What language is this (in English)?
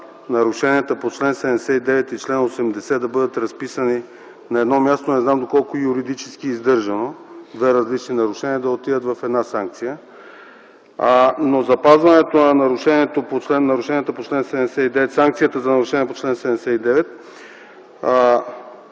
Bulgarian